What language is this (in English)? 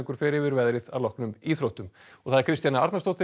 Icelandic